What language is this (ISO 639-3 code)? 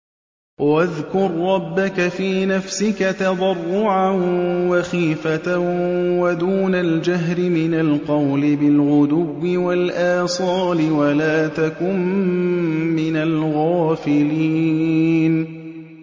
ara